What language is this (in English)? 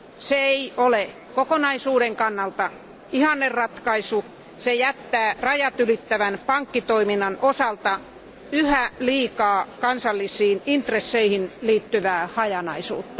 Finnish